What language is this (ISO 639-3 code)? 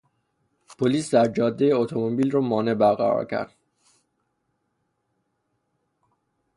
fas